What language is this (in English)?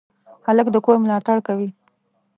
Pashto